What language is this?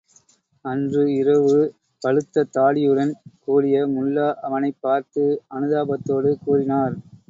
Tamil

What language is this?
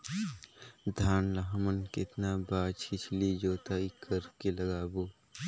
Chhattisgarhi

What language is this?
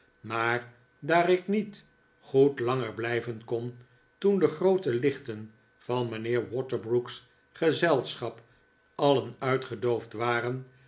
Dutch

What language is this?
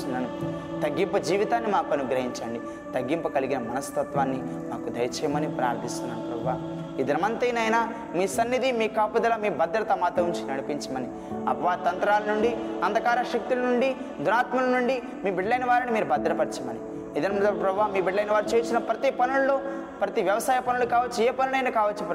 Telugu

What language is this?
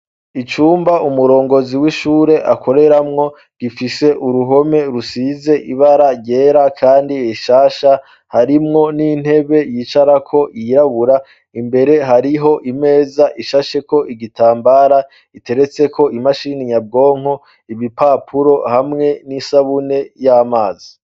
Rundi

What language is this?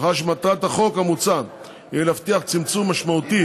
Hebrew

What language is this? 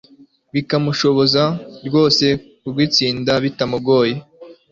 Kinyarwanda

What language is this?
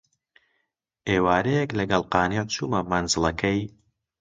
Central Kurdish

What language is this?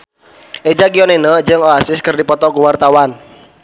Sundanese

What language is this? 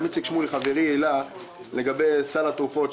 Hebrew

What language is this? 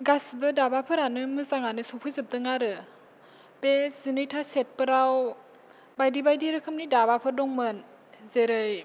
Bodo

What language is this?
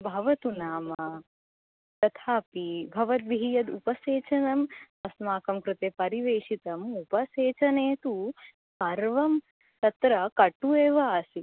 Sanskrit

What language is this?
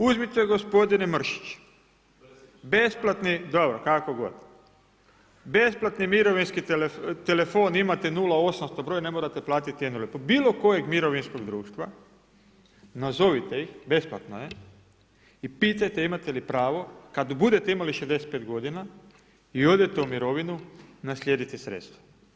Croatian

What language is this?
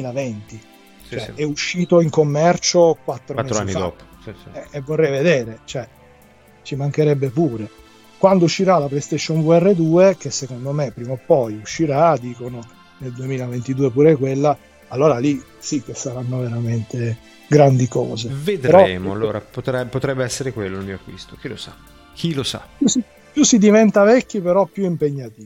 Italian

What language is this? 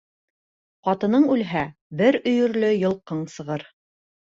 Bashkir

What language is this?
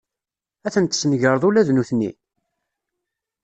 Kabyle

